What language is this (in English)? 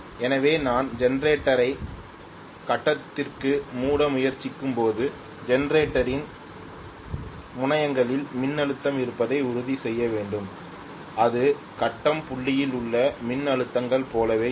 Tamil